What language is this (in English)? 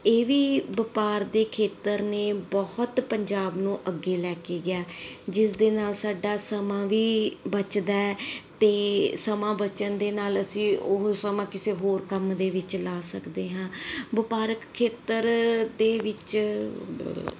Punjabi